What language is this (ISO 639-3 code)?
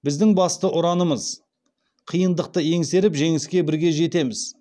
kaz